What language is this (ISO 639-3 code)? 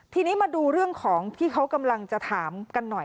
tha